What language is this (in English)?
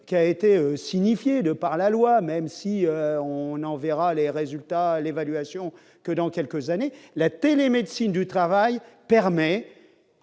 French